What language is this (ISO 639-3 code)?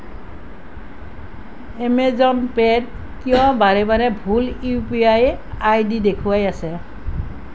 asm